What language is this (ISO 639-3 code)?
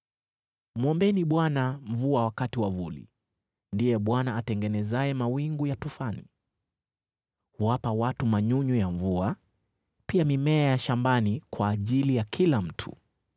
swa